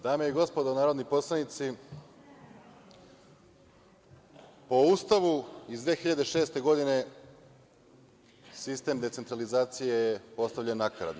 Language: Serbian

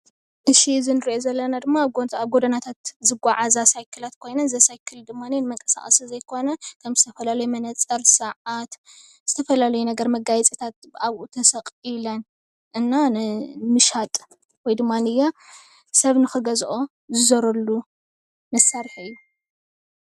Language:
Tigrinya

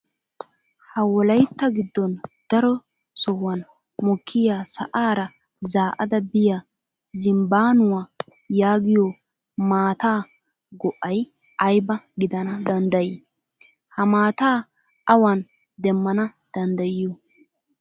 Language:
Wolaytta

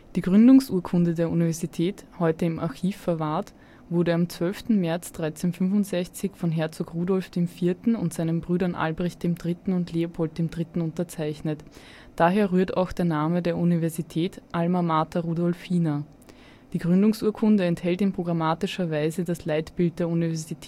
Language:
German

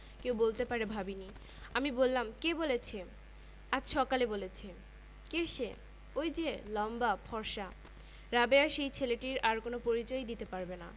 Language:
Bangla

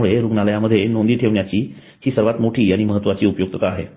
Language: Marathi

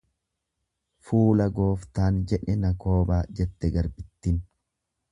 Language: Oromo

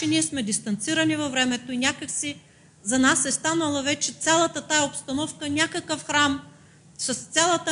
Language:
Bulgarian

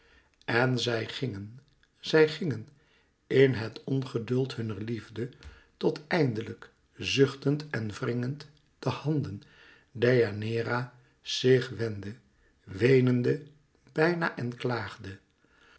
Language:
Dutch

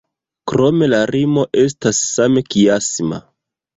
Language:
Esperanto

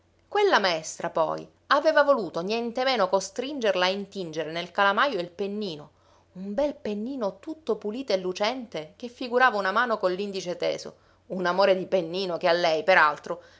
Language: Italian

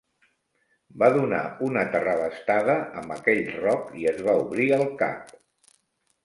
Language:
Catalan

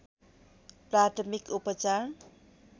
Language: Nepali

